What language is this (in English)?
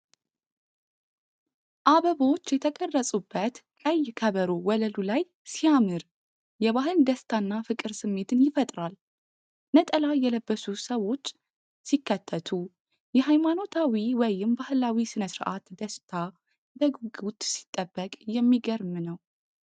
Amharic